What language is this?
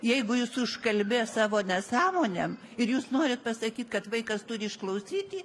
Lithuanian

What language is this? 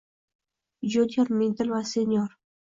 Uzbek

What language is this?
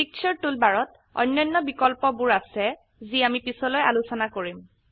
Assamese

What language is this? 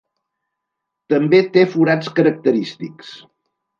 Catalan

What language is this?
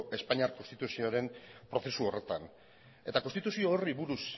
Basque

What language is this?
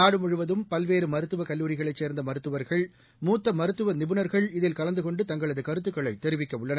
Tamil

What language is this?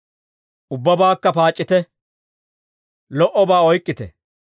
Dawro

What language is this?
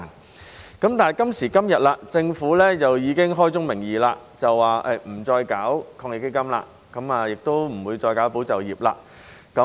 Cantonese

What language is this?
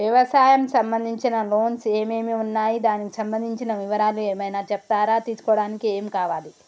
Telugu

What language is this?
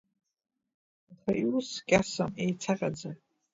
Abkhazian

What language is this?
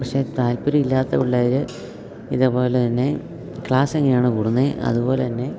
Malayalam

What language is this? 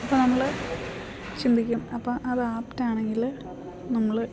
Malayalam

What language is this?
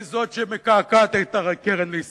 Hebrew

